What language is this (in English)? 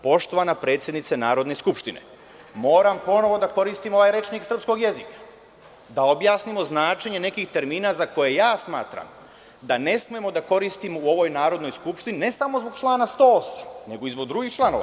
Serbian